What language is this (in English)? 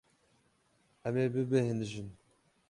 Kurdish